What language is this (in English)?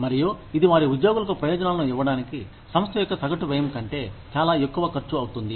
Telugu